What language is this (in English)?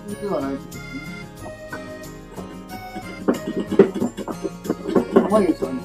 Japanese